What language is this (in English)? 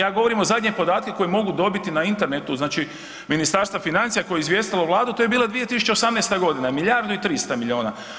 Croatian